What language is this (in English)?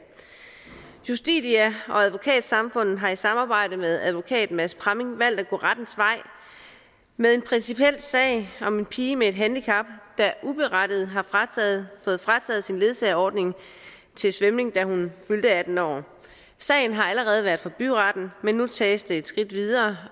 Danish